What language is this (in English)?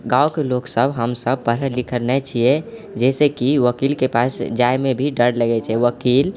Maithili